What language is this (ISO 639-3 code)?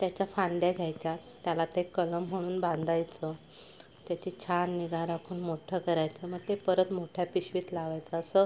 mar